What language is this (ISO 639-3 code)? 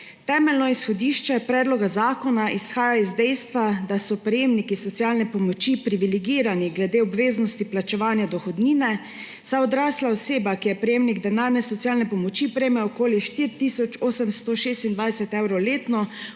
slv